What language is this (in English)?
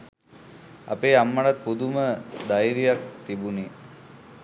Sinhala